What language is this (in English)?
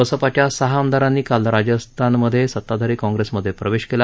Marathi